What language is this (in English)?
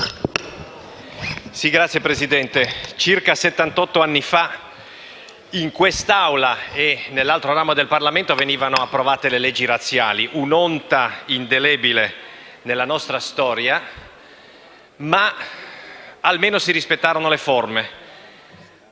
Italian